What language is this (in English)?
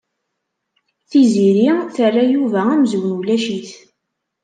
Kabyle